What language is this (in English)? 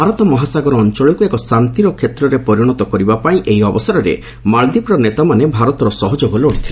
Odia